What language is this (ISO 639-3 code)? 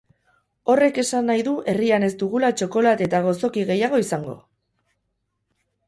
eus